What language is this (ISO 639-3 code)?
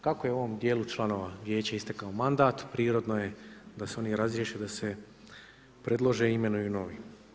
hrv